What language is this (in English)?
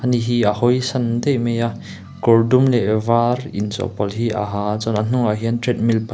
Mizo